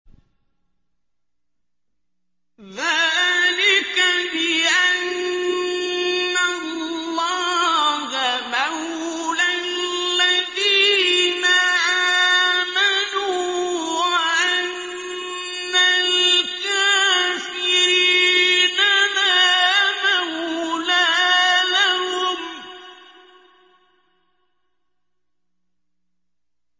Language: Arabic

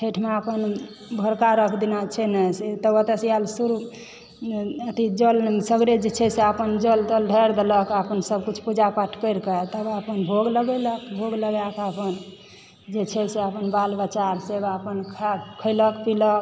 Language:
Maithili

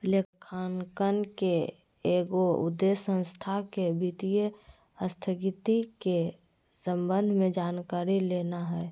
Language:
Magahi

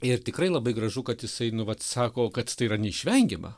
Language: Lithuanian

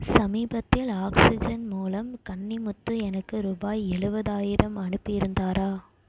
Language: Tamil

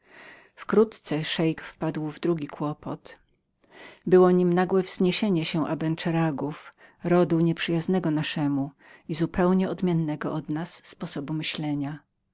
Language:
Polish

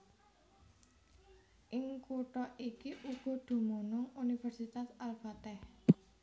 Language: Javanese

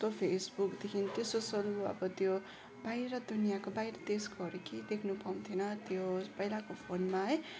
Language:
Nepali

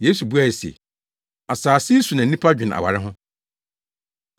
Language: Akan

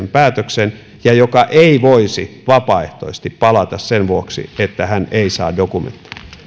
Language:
Finnish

